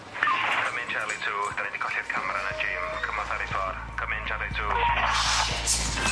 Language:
Welsh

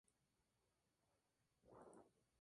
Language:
Spanish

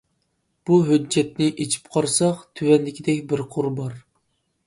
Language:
Uyghur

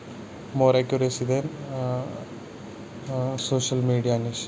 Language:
Kashmiri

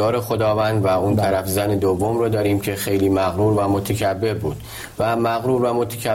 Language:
Persian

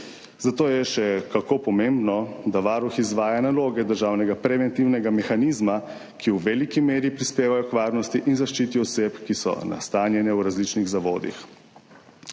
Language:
Slovenian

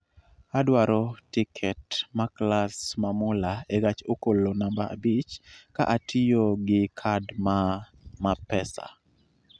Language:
Luo (Kenya and Tanzania)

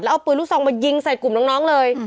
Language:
Thai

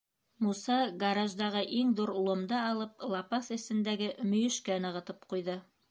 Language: Bashkir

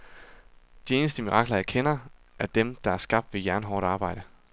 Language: Danish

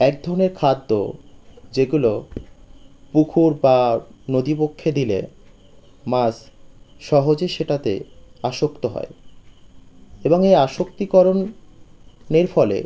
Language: Bangla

